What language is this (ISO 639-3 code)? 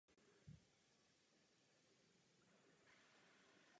ces